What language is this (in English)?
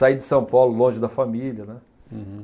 Portuguese